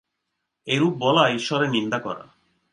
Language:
Bangla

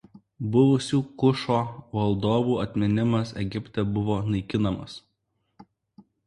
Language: Lithuanian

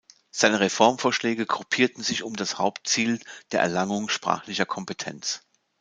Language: German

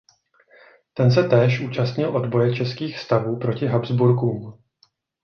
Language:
Czech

